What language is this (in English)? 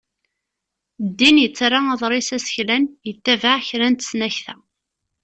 Kabyle